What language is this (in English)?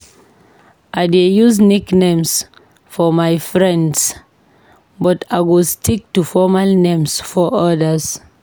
Nigerian Pidgin